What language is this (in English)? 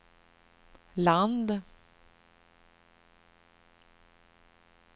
Swedish